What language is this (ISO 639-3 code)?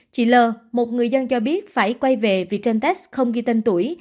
vie